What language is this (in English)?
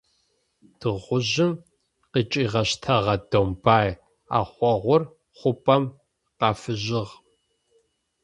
Adyghe